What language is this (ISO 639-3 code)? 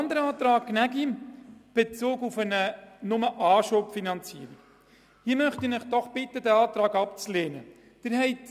gsw